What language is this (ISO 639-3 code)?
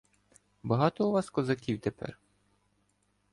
ukr